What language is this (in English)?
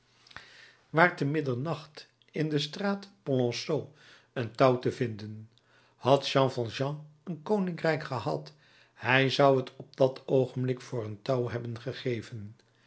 Dutch